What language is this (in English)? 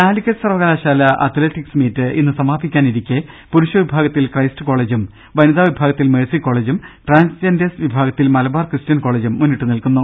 Malayalam